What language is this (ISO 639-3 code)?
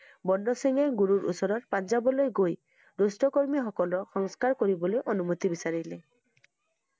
asm